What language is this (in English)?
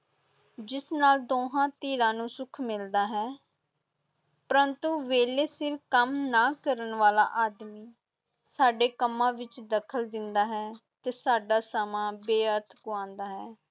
Punjabi